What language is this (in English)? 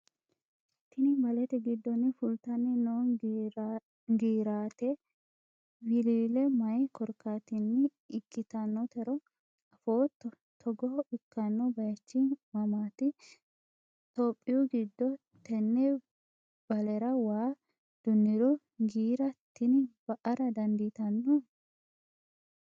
Sidamo